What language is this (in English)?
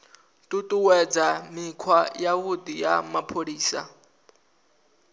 Venda